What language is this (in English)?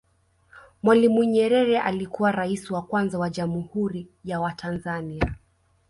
Swahili